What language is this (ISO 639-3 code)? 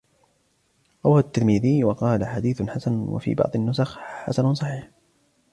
ara